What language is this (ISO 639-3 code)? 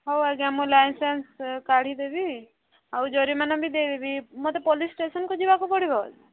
ori